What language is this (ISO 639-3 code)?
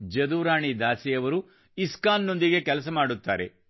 kan